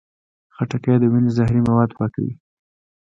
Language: Pashto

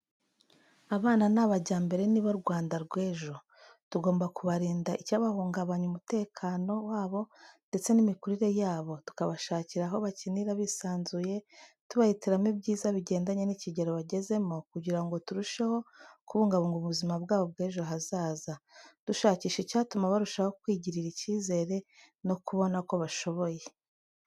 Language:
Kinyarwanda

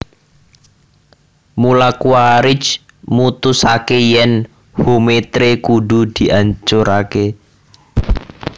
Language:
Javanese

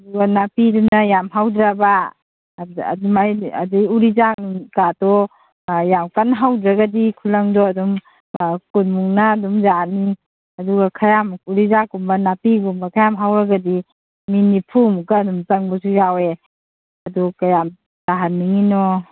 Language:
Manipuri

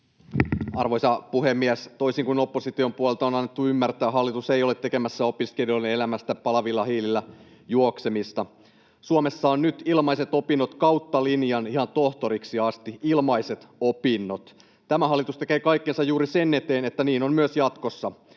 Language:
Finnish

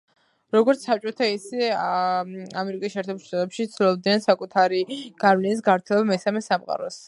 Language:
Georgian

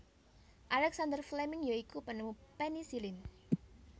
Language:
Javanese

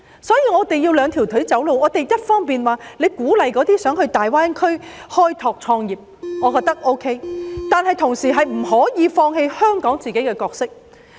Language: Cantonese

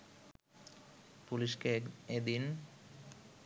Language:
Bangla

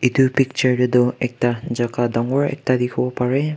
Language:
Naga Pidgin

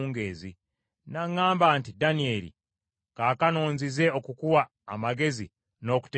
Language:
Ganda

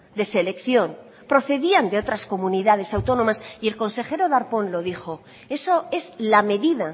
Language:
Spanish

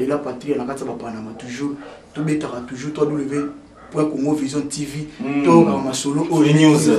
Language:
French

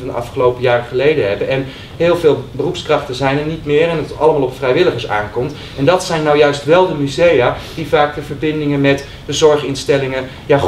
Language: Dutch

